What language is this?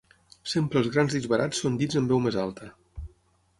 Catalan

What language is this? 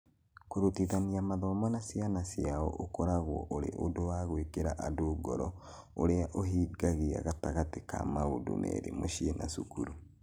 Kikuyu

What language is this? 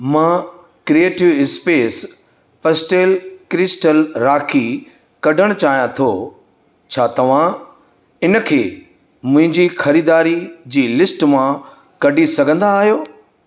Sindhi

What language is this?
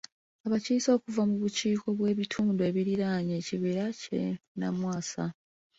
Ganda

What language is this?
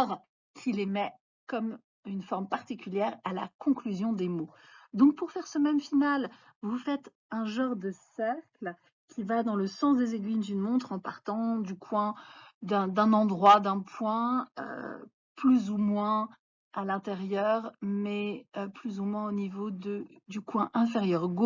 French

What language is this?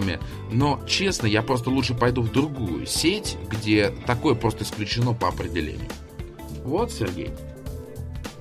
Russian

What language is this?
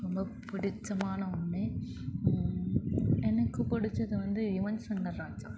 Tamil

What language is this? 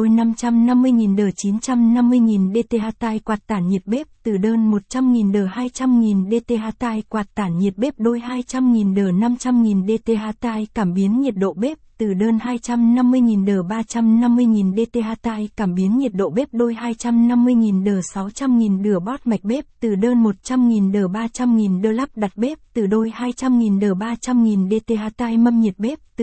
Vietnamese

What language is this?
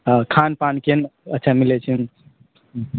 Maithili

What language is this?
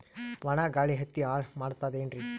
Kannada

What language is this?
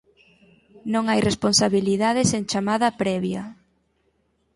Galician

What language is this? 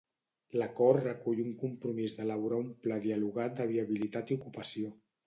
Catalan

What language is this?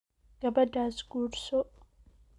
Somali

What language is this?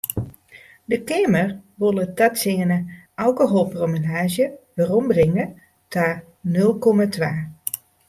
Western Frisian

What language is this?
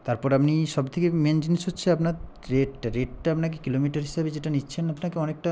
Bangla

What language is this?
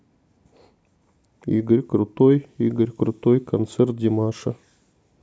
Russian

